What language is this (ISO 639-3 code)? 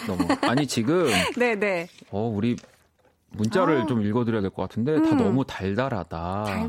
kor